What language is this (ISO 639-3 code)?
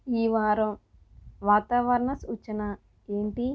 tel